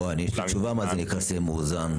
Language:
Hebrew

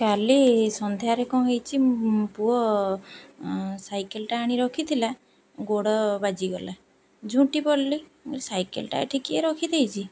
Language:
Odia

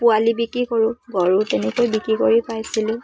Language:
Assamese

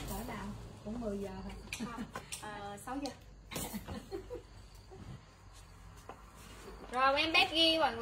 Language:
Vietnamese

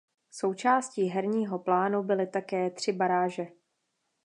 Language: Czech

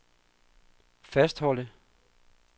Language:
Danish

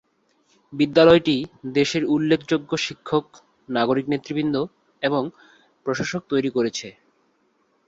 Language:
Bangla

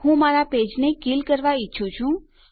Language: Gujarati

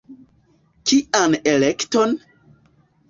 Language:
Esperanto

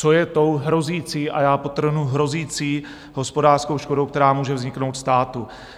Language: Czech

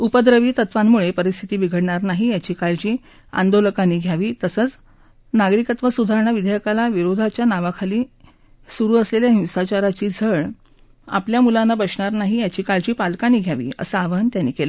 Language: Marathi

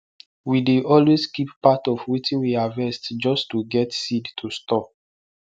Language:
Nigerian Pidgin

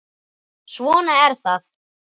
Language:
Icelandic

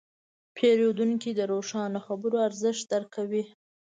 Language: Pashto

